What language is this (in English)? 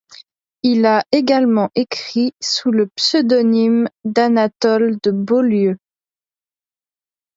French